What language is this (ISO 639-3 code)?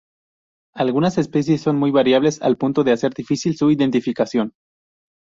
spa